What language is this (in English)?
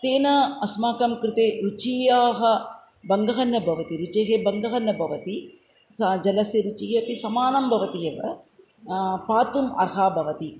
Sanskrit